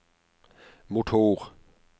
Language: Norwegian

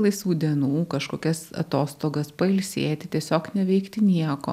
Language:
Lithuanian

